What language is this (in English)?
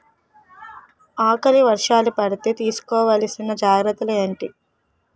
Telugu